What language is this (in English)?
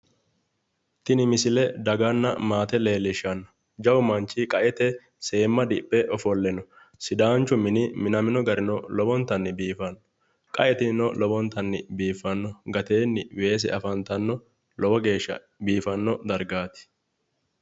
Sidamo